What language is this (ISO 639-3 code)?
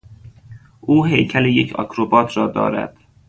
fas